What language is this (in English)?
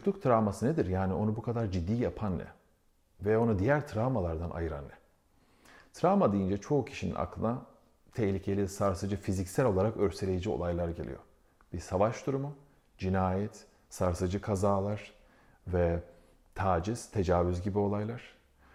Turkish